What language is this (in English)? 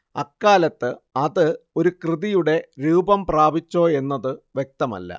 Malayalam